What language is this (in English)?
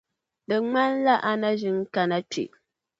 Dagbani